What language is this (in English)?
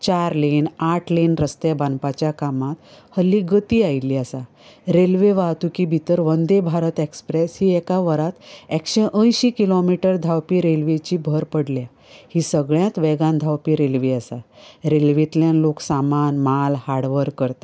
Konkani